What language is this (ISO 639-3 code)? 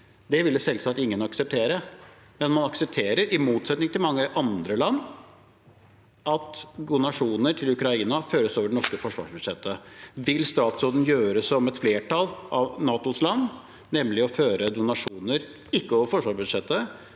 nor